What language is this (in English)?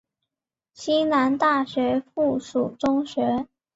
Chinese